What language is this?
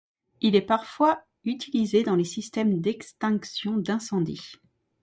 French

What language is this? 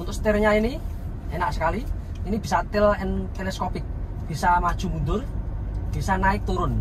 Indonesian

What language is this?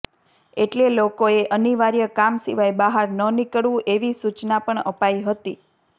Gujarati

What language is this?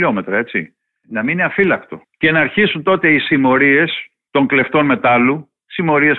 Greek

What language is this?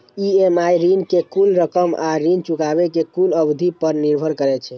Maithili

